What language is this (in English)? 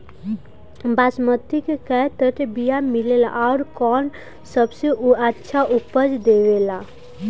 Bhojpuri